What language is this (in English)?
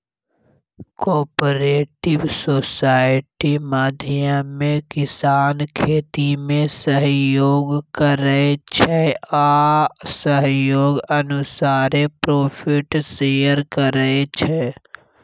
Maithili